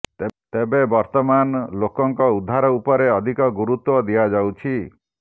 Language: Odia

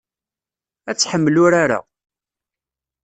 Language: Kabyle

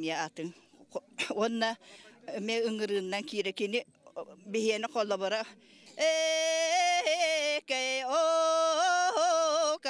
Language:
Turkish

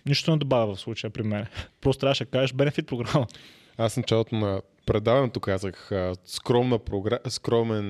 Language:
Bulgarian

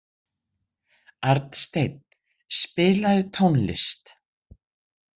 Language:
Icelandic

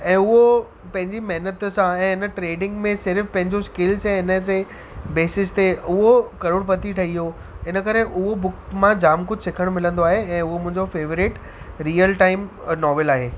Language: Sindhi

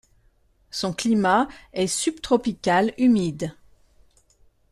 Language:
French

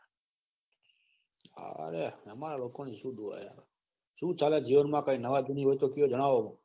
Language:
Gujarati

